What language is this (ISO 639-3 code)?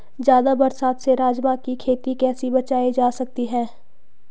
hin